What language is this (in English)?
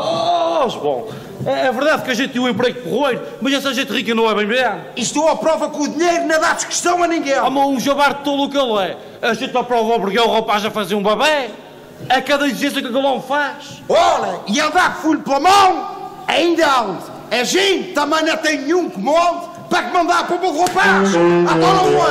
Portuguese